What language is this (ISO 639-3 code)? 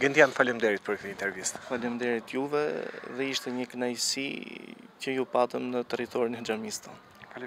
ron